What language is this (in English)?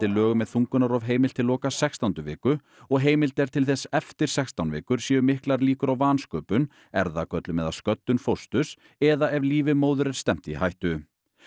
Icelandic